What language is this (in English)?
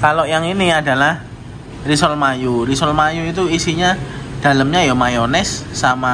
Indonesian